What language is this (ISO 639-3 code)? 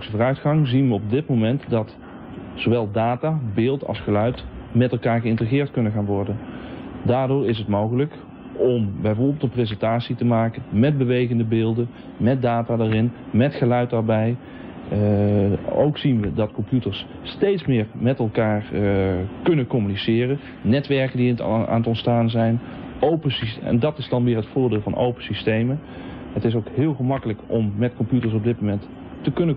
nld